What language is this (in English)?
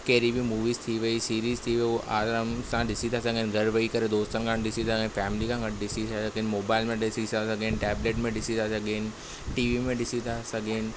Sindhi